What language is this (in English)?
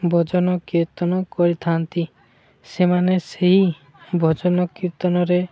Odia